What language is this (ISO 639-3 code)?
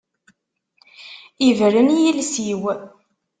kab